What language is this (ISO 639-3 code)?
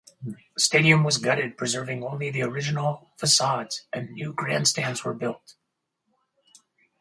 eng